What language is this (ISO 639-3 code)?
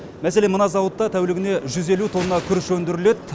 kaz